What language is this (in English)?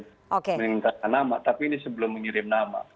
Indonesian